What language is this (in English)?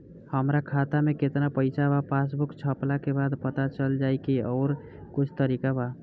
Bhojpuri